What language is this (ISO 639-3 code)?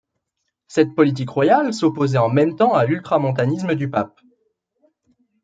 fra